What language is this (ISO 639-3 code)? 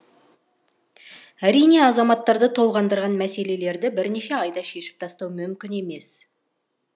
kaz